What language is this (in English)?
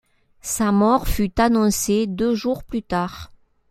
French